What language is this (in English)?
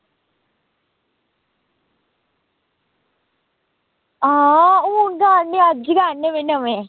Dogri